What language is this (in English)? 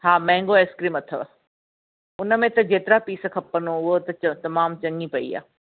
Sindhi